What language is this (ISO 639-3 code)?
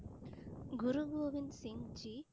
tam